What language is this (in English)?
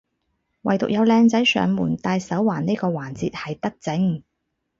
Cantonese